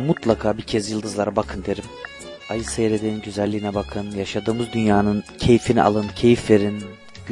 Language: Turkish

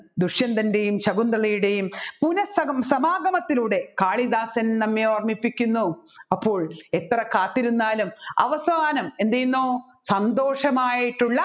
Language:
Malayalam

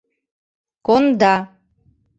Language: Mari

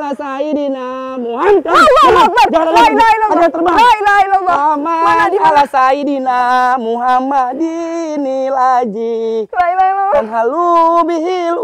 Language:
Indonesian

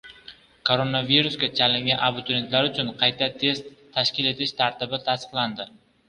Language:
Uzbek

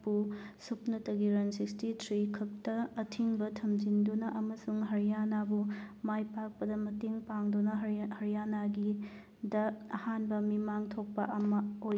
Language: Manipuri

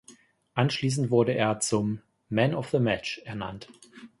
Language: German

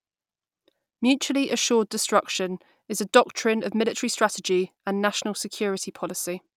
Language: English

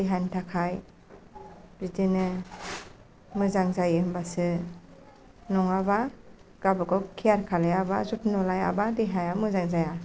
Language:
Bodo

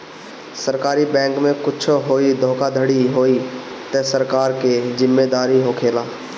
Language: Bhojpuri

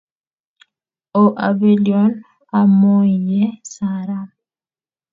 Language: Kalenjin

